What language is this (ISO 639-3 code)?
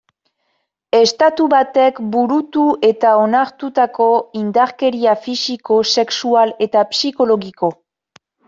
eus